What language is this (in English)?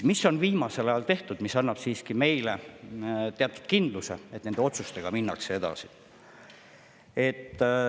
Estonian